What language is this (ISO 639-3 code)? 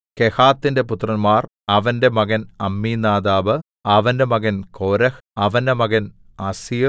mal